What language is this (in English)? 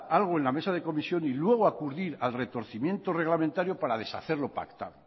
Spanish